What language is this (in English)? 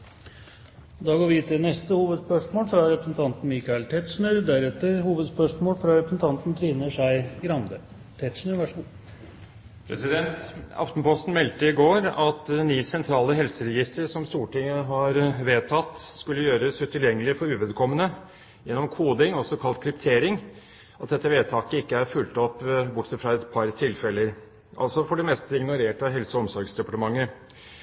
Norwegian Bokmål